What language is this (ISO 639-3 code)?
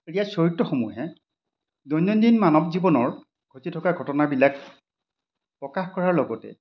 asm